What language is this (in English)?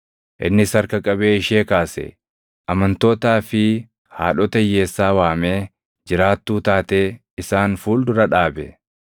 Oromo